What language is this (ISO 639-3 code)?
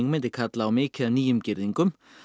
isl